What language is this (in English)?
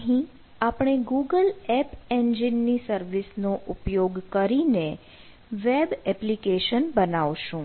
Gujarati